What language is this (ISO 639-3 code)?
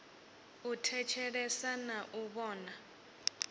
ven